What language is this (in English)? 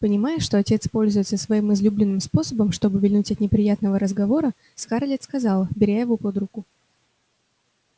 Russian